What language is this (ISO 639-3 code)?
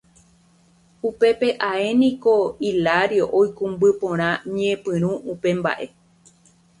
grn